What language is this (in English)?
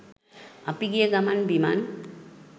Sinhala